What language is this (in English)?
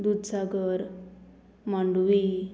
Konkani